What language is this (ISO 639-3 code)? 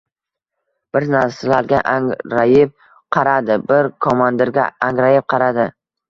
uzb